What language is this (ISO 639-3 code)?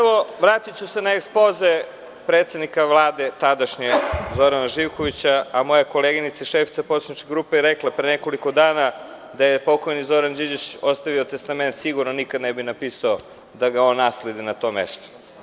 srp